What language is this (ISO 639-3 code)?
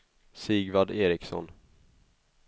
swe